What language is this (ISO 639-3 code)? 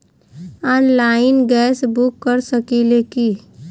bho